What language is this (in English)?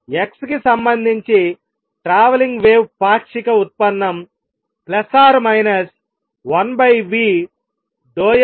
Telugu